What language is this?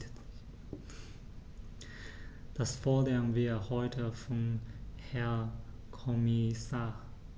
German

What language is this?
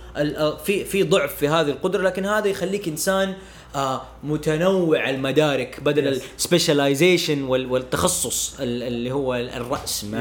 Arabic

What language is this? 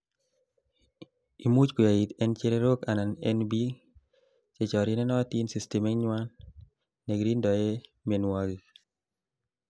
Kalenjin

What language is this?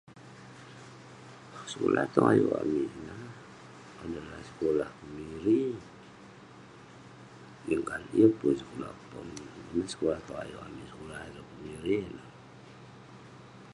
Western Penan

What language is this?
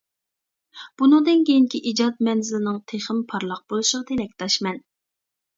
Uyghur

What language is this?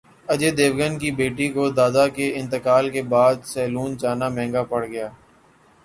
Urdu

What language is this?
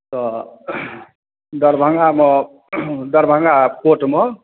Maithili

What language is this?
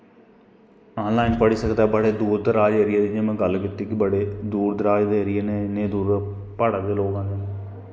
Dogri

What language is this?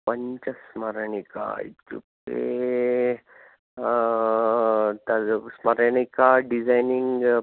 Sanskrit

